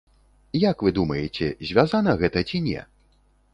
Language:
Belarusian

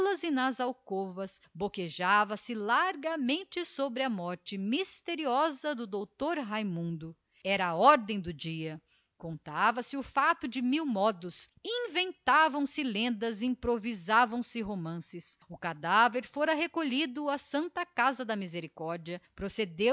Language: Portuguese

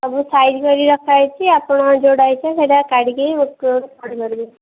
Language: Odia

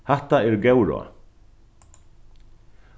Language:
Faroese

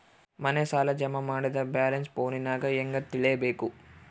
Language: Kannada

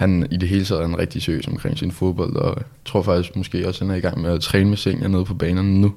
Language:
Danish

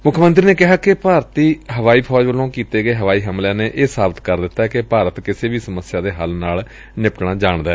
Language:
Punjabi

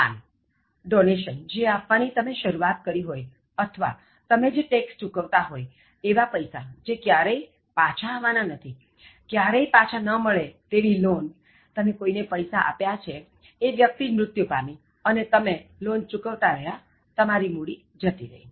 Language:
Gujarati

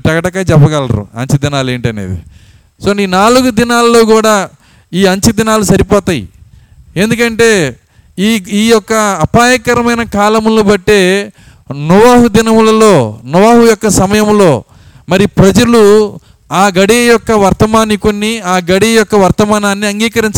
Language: Telugu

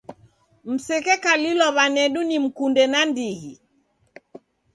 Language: Taita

